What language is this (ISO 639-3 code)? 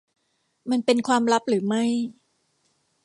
tha